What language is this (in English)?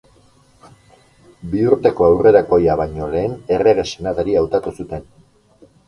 Basque